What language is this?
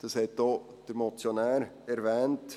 Swiss German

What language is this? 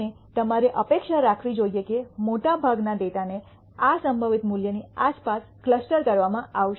Gujarati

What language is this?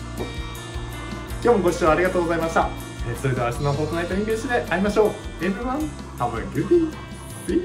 Japanese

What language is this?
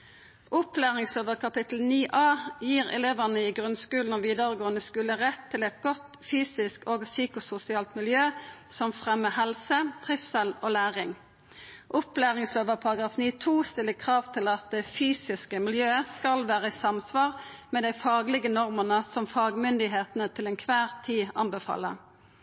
Norwegian Nynorsk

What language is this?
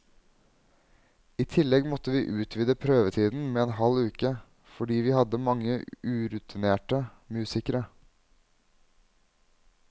Norwegian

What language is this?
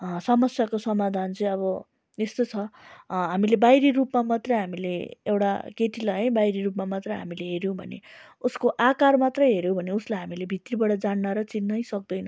Nepali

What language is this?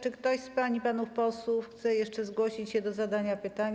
Polish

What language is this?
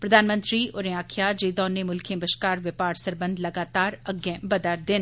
Dogri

